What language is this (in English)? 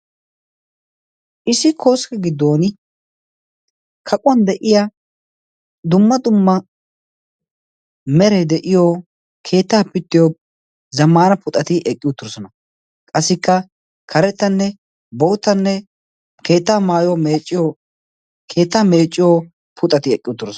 Wolaytta